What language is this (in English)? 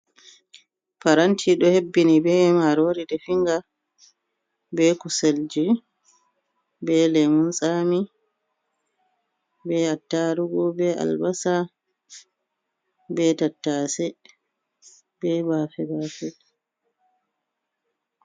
Fula